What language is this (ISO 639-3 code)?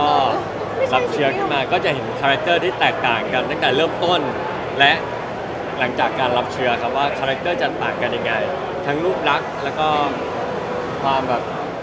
tha